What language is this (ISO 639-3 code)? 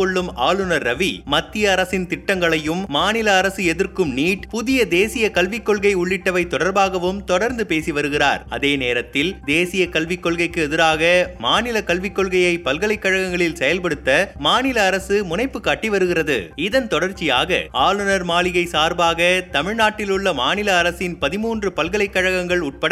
tam